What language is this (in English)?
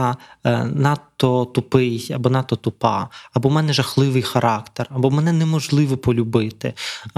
Ukrainian